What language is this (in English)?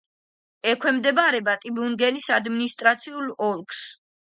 Georgian